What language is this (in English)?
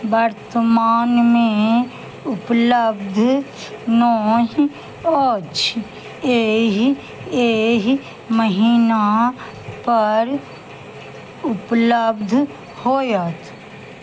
Maithili